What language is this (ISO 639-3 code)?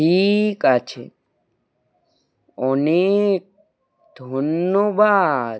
ben